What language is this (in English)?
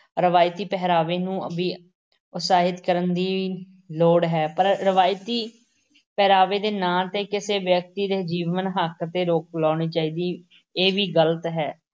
Punjabi